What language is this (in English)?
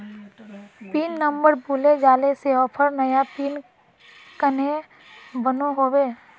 Magahi